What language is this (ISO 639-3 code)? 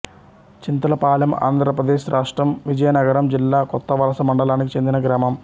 tel